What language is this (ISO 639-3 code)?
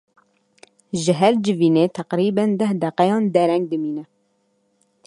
kur